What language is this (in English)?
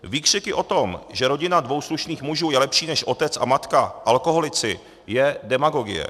Czech